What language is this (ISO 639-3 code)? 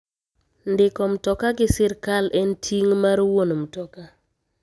luo